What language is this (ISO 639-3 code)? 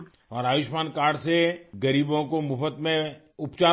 urd